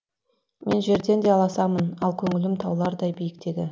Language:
Kazakh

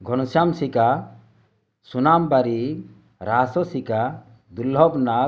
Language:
Odia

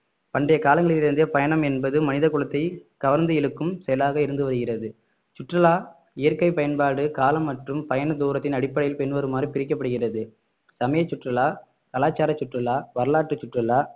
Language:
Tamil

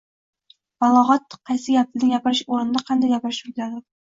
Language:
Uzbek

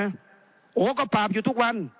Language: Thai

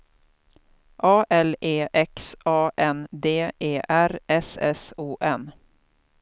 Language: Swedish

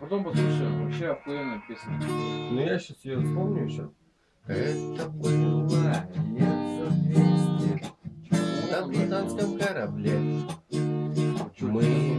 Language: Russian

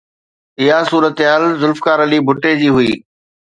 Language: Sindhi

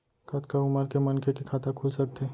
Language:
Chhattisgarhi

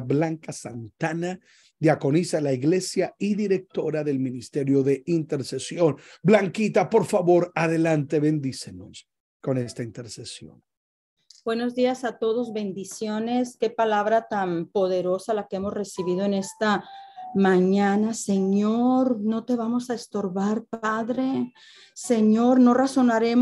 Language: Spanish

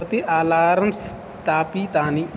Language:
Sanskrit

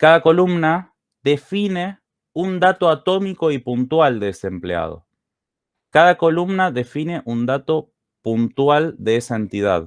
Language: Spanish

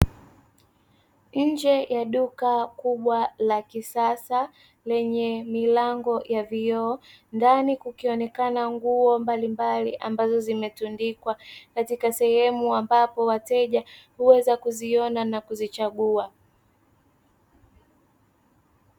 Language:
Swahili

